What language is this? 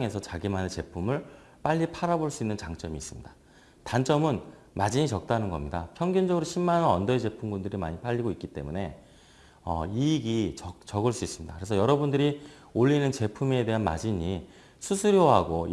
Korean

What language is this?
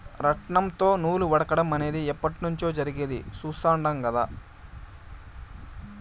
Telugu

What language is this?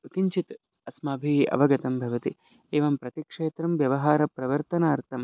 Sanskrit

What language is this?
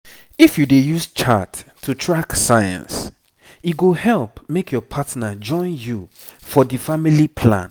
Nigerian Pidgin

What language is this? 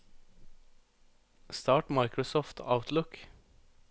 Norwegian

